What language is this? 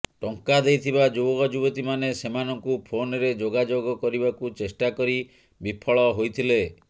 Odia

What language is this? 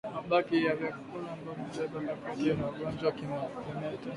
Swahili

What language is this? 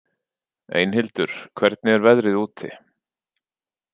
Icelandic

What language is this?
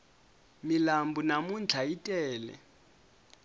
Tsonga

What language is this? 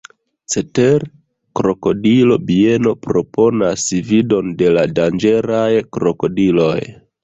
Esperanto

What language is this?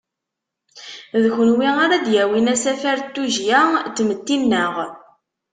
Kabyle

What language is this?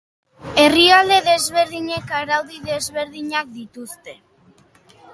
Basque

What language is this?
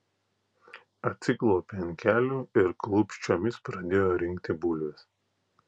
Lithuanian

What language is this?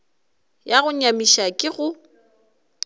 Northern Sotho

